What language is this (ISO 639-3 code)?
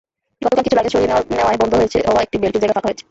ben